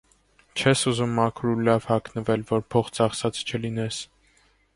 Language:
Armenian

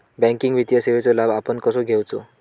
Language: Marathi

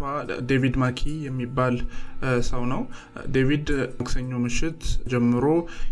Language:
Amharic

